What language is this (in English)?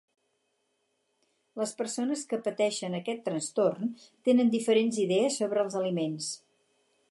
Catalan